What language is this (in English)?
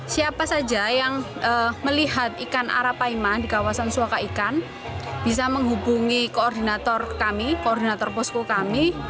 Indonesian